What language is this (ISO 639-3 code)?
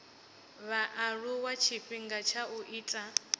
ven